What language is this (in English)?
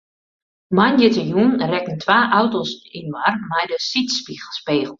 Western Frisian